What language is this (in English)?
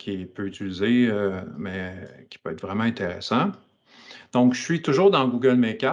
French